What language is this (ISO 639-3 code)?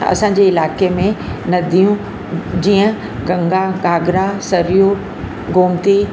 snd